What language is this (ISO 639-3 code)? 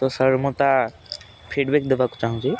ori